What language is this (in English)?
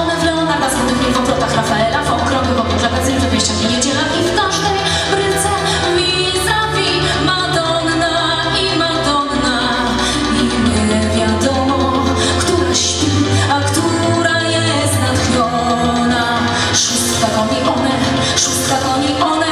Polish